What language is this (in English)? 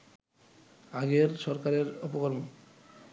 Bangla